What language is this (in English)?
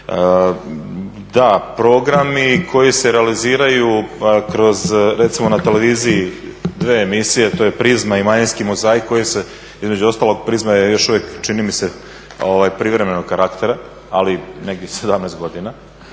Croatian